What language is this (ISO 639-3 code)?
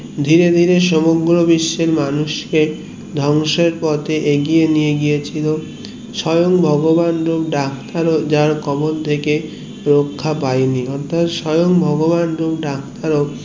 ben